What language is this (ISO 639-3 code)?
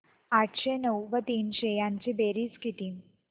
mar